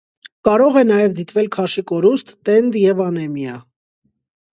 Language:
Armenian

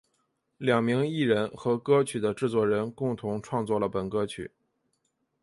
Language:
Chinese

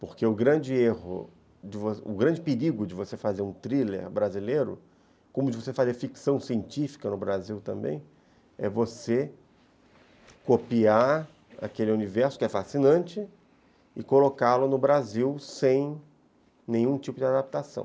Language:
Portuguese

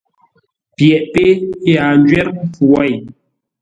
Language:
Ngombale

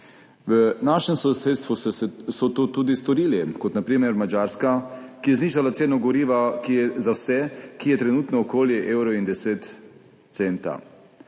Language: Slovenian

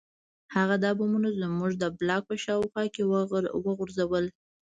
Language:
Pashto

